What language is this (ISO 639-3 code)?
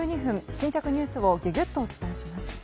jpn